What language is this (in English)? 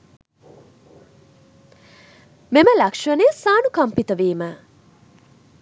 Sinhala